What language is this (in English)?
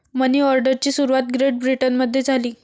Marathi